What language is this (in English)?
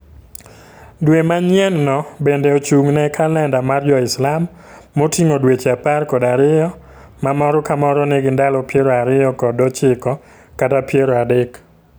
Luo (Kenya and Tanzania)